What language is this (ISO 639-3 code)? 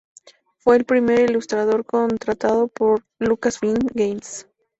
spa